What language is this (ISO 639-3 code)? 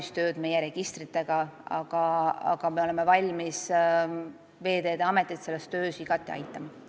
est